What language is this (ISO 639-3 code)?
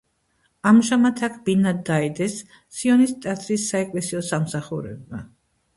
kat